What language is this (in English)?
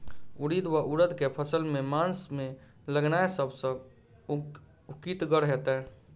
Maithili